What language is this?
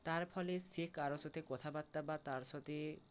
Bangla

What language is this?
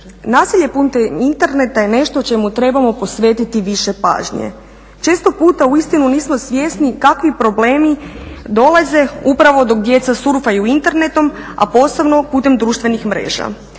Croatian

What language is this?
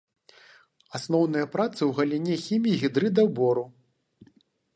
Belarusian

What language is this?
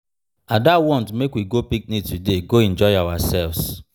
Nigerian Pidgin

